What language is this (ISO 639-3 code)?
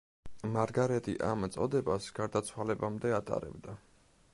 kat